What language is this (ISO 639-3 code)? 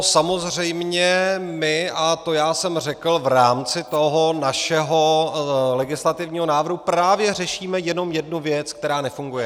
ces